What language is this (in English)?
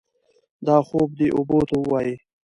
Pashto